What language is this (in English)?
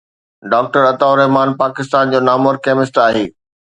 Sindhi